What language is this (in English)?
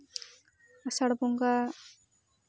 Santali